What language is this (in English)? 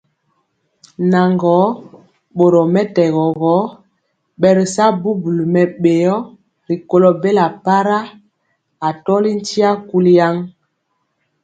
Mpiemo